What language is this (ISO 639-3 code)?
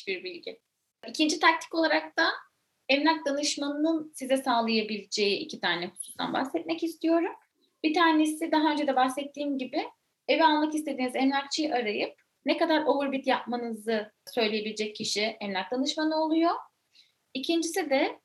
tur